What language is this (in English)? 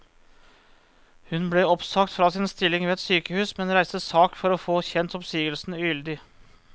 Norwegian